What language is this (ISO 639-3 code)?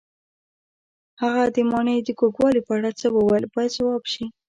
pus